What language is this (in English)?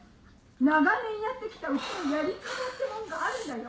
Japanese